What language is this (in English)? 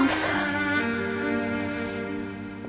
Indonesian